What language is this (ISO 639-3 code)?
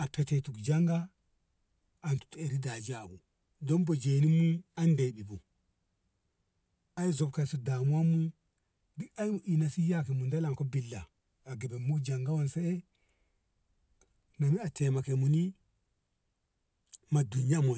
nbh